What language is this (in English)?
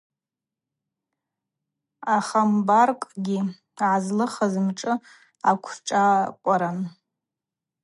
Abaza